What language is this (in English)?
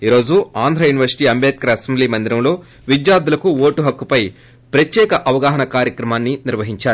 Telugu